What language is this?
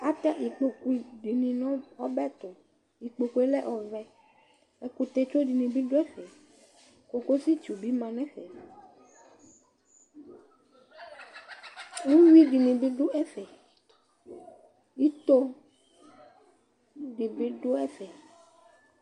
Ikposo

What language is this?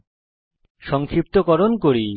Bangla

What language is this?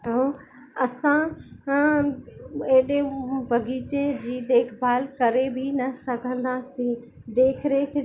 Sindhi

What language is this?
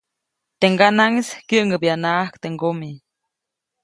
Copainalá Zoque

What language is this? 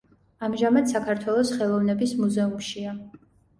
Georgian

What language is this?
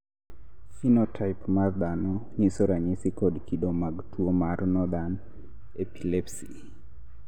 Luo (Kenya and Tanzania)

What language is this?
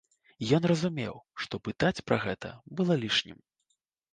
Belarusian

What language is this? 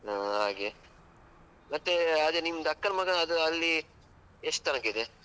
Kannada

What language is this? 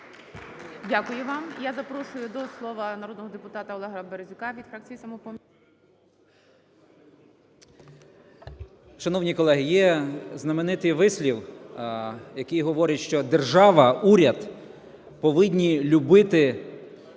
Ukrainian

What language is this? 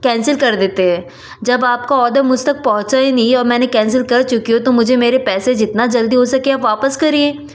Hindi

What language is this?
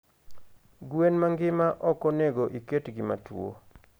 Luo (Kenya and Tanzania)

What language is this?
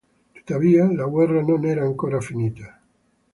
Italian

